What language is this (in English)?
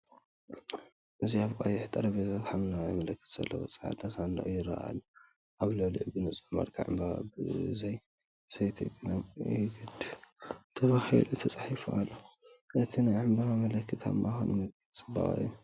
Tigrinya